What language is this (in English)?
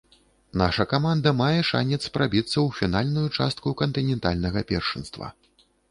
Belarusian